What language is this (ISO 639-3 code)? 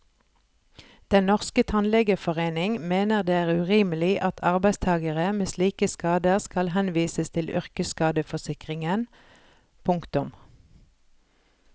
nor